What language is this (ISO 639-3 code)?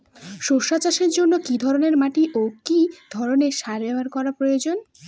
ben